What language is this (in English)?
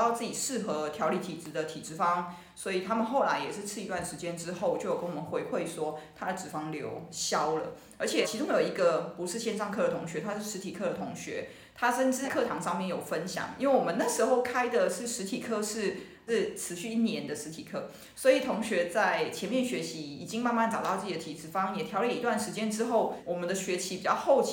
Chinese